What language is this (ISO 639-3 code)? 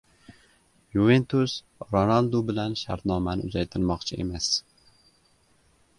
uzb